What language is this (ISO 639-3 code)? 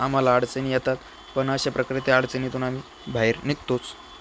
mar